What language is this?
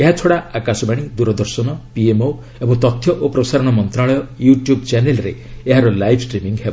Odia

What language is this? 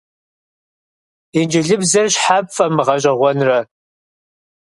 Kabardian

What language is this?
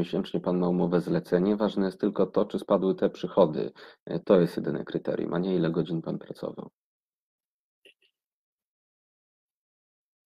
Polish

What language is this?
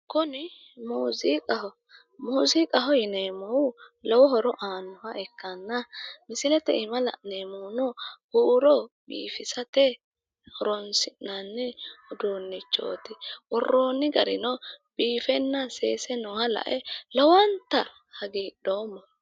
Sidamo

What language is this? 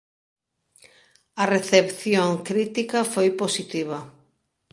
Galician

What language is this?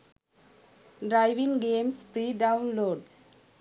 Sinhala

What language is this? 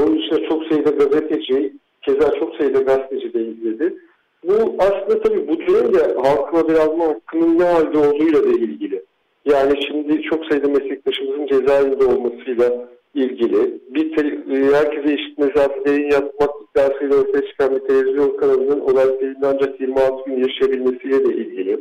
Turkish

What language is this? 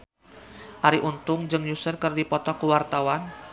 Sundanese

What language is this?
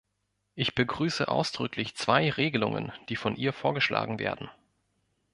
German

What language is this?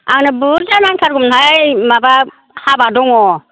Bodo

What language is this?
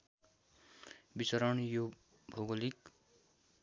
Nepali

